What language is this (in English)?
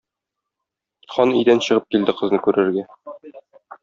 Tatar